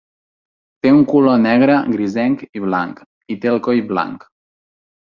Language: Catalan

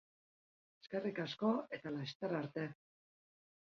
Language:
Basque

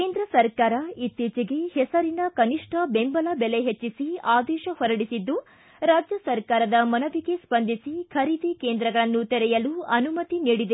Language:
Kannada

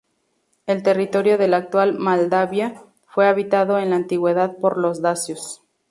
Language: Spanish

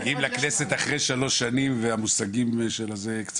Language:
Hebrew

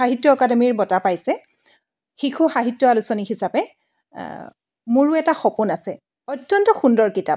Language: Assamese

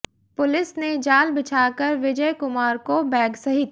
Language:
Hindi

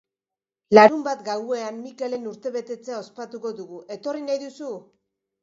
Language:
Basque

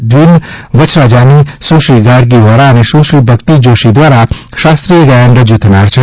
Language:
Gujarati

